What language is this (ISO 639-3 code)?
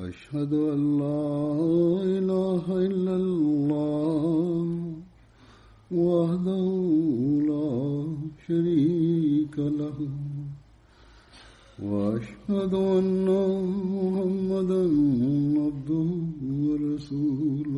mal